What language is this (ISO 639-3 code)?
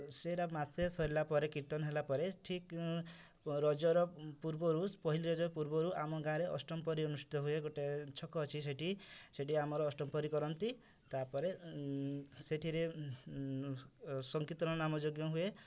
ori